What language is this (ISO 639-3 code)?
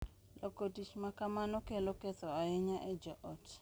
luo